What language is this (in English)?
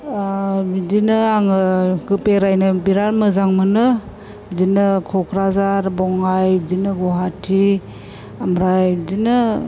Bodo